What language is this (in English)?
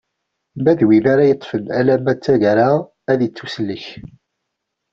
Kabyle